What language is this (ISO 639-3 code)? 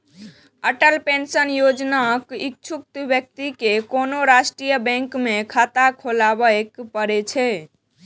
mai